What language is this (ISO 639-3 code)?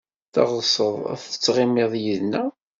kab